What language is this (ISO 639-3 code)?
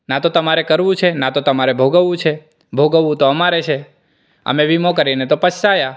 guj